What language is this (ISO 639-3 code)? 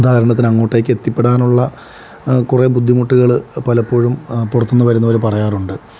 mal